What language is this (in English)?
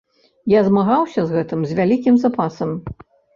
Belarusian